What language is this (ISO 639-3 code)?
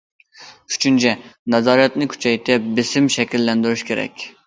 uig